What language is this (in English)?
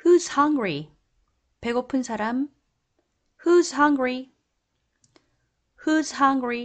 Korean